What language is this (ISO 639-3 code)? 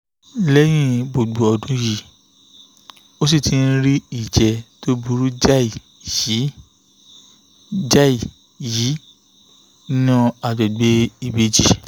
yor